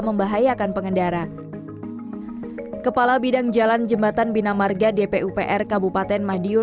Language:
Indonesian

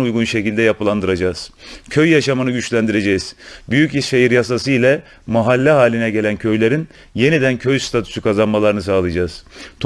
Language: Turkish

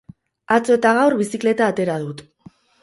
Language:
Basque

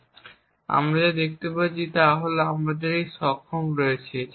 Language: Bangla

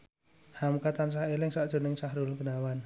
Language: Javanese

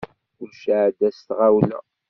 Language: Kabyle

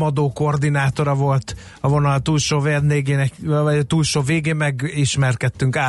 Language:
Hungarian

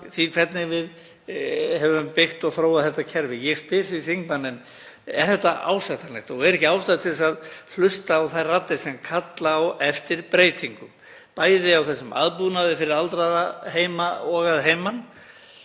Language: Icelandic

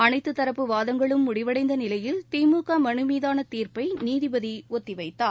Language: Tamil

